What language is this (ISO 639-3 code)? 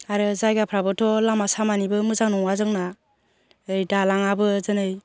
brx